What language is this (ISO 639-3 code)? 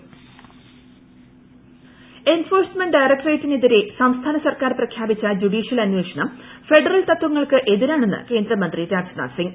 mal